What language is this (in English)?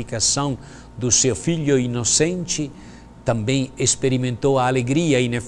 Portuguese